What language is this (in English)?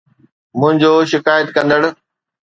Sindhi